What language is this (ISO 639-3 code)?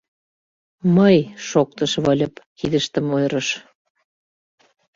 chm